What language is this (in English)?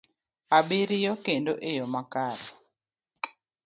Luo (Kenya and Tanzania)